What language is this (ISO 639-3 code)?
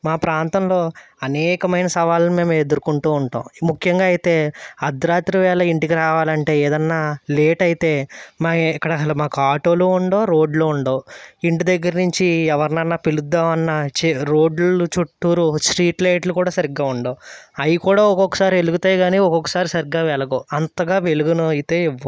tel